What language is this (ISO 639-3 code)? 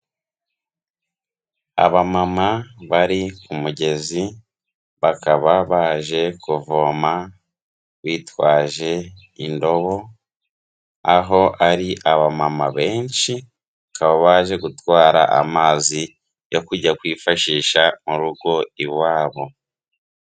kin